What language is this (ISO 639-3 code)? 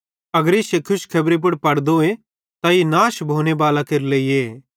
bhd